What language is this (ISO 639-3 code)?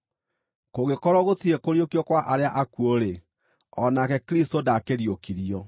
kik